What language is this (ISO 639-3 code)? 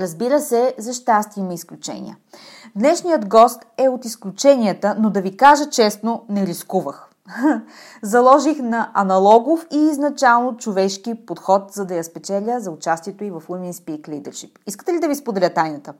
bul